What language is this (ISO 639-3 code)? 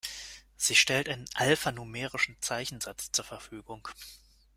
deu